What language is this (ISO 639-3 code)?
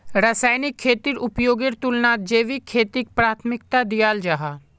mag